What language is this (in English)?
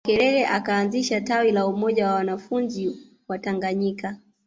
Swahili